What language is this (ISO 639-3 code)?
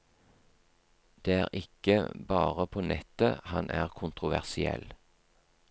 nor